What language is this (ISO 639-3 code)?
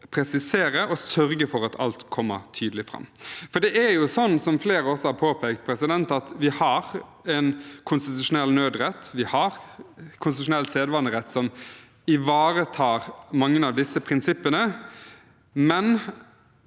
nor